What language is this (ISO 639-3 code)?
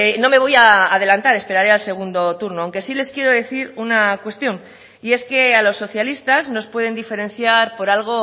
spa